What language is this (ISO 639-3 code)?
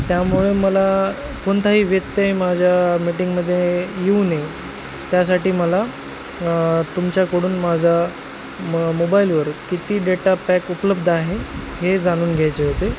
mar